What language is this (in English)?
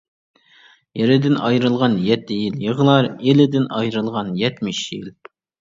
Uyghur